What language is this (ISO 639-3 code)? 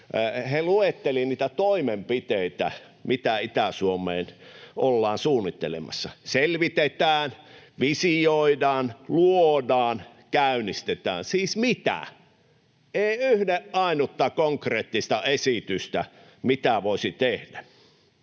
fin